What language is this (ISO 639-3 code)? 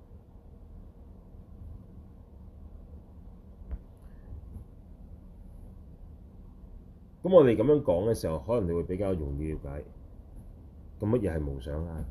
zho